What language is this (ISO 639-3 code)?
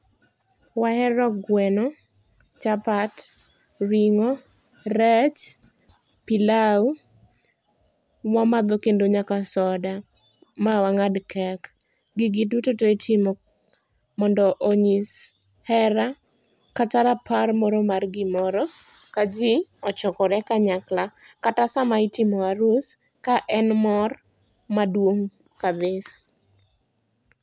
luo